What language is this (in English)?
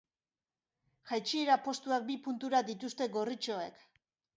Basque